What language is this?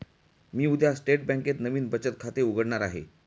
Marathi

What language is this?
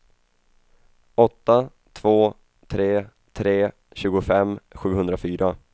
Swedish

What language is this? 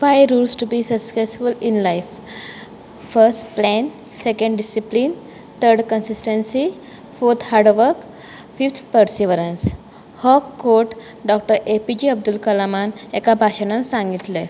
Konkani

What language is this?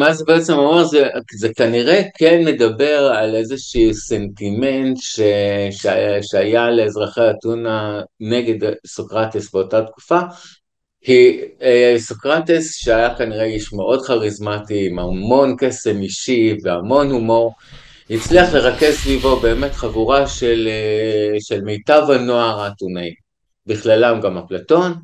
Hebrew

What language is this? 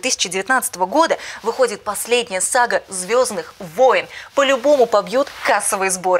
Russian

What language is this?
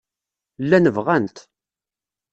Kabyle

